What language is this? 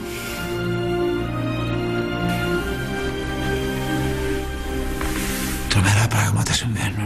Greek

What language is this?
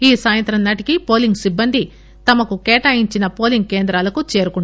Telugu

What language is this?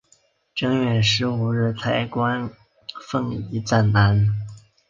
Chinese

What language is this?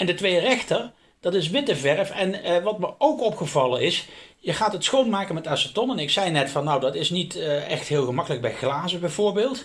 Dutch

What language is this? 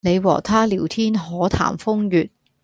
Cantonese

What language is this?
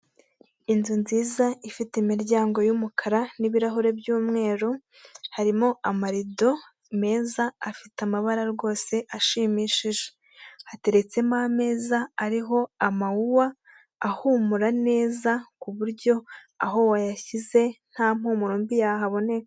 Kinyarwanda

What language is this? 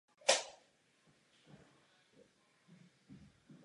Czech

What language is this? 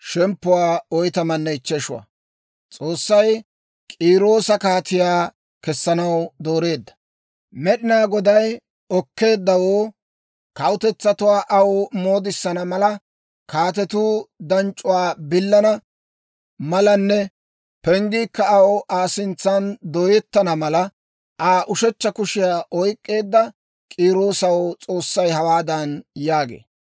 Dawro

